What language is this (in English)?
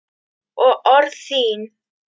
Icelandic